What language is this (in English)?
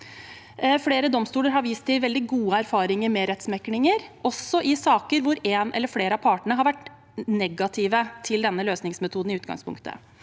Norwegian